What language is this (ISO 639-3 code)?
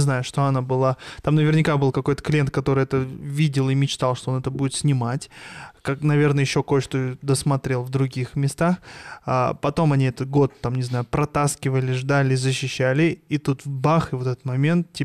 rus